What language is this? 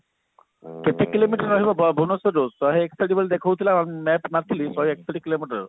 Odia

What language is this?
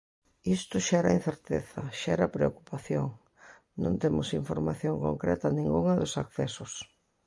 Galician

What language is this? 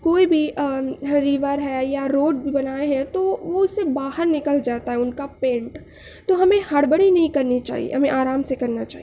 Urdu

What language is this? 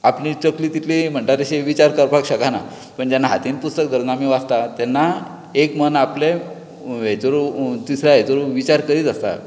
Konkani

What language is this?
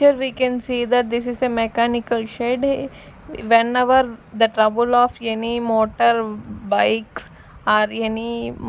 English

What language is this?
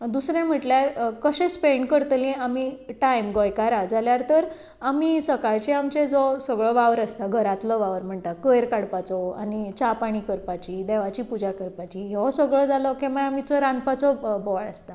Konkani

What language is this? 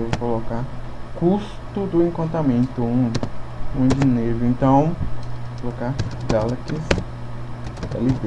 Portuguese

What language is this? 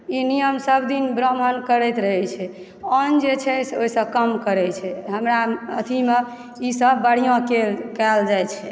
Maithili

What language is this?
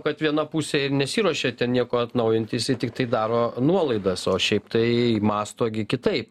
Lithuanian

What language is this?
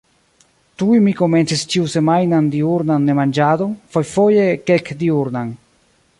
Esperanto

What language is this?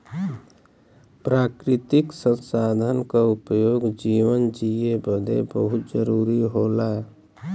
Bhojpuri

